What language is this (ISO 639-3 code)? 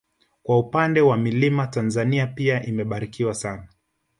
swa